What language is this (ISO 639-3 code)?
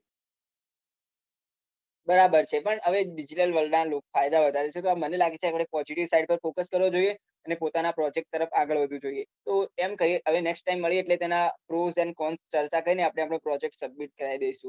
guj